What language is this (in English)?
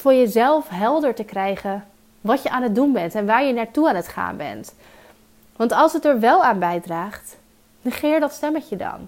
Dutch